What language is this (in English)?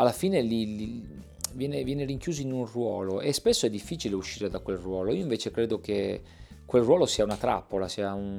Italian